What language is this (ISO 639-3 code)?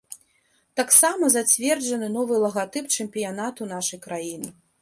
bel